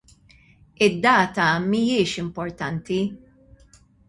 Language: Maltese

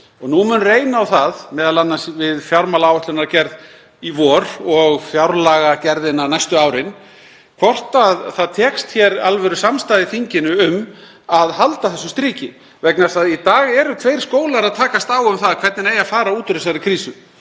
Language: Icelandic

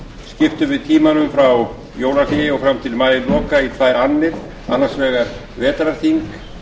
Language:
Icelandic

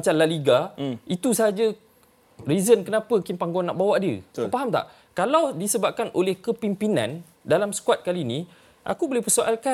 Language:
Malay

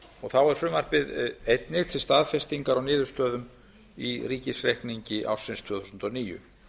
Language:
Icelandic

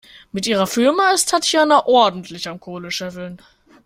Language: German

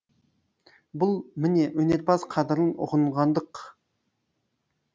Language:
Kazakh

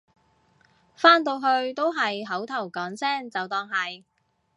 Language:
Cantonese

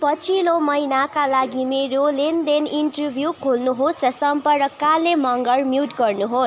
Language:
Nepali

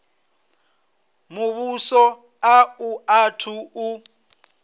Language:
Venda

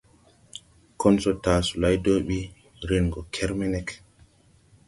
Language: Tupuri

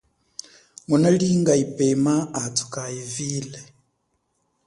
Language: Chokwe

